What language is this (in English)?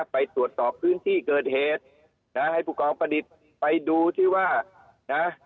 Thai